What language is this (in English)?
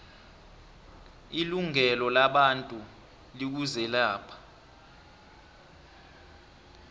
South Ndebele